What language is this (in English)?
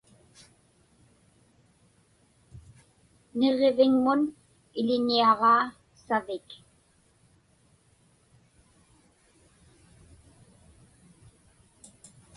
Inupiaq